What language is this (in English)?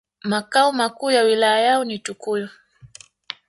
Swahili